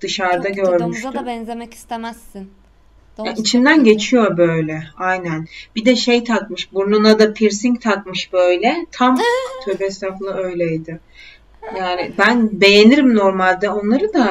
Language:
Turkish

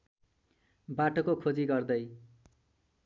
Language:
Nepali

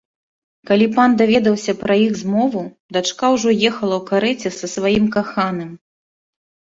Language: Belarusian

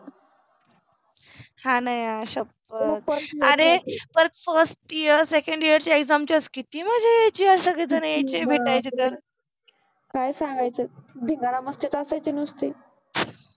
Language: Marathi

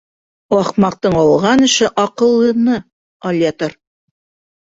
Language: Bashkir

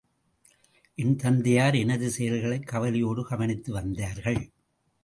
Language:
Tamil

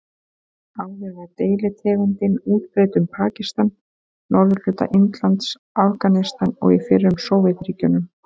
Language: Icelandic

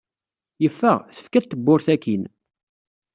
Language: Kabyle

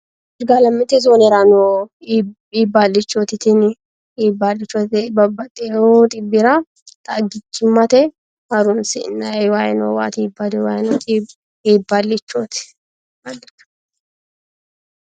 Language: Sidamo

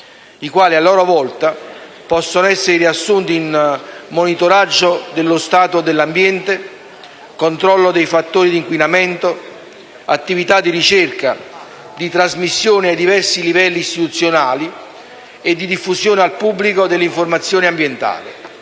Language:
Italian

